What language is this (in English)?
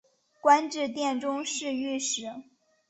Chinese